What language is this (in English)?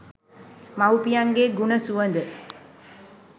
Sinhala